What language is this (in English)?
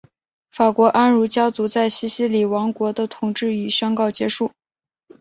Chinese